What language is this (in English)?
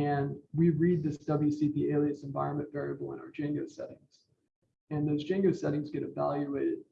English